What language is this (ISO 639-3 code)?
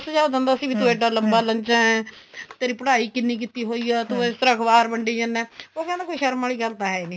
pan